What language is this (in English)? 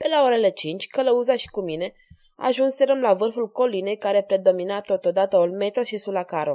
Romanian